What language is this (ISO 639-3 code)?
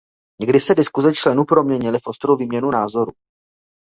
ces